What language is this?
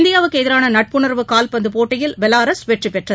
Tamil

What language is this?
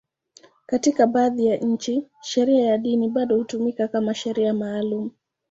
Swahili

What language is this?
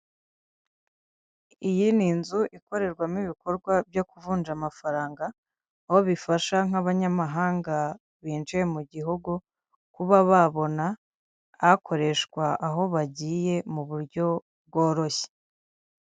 Kinyarwanda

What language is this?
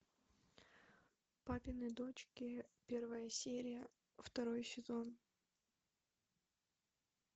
Russian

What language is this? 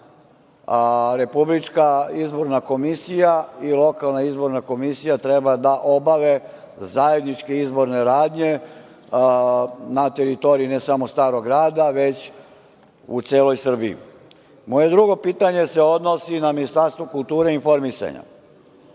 Serbian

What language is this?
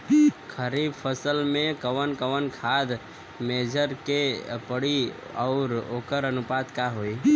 Bhojpuri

